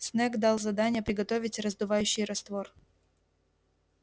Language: Russian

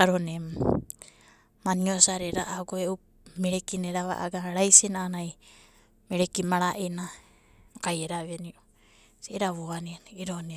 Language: Abadi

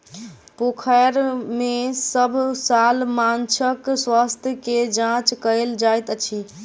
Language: Maithili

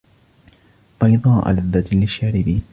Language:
Arabic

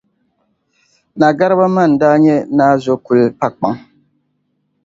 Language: Dagbani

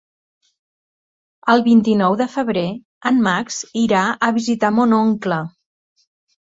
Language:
Catalan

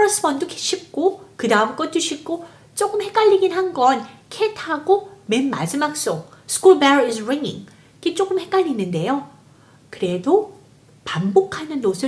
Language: Korean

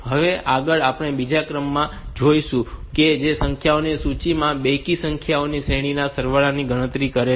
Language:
Gujarati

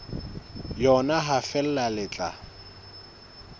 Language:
Southern Sotho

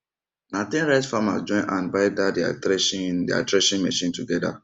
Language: Nigerian Pidgin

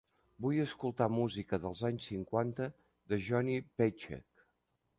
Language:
Catalan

